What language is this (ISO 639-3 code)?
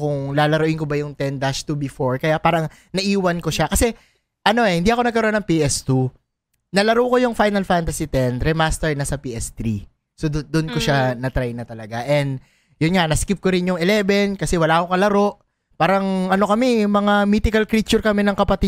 fil